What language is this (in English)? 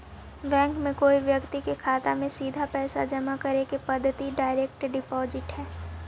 Magahi